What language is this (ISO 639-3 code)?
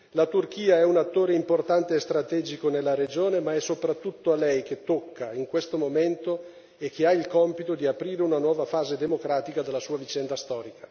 ita